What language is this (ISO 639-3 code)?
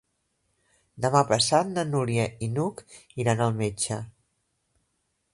cat